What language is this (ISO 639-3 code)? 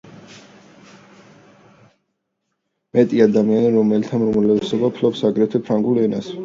kat